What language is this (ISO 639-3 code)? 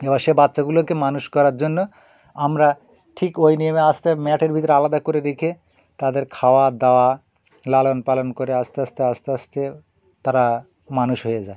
ben